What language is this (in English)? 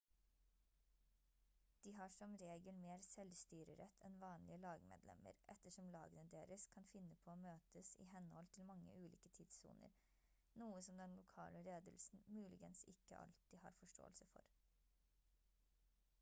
Norwegian Bokmål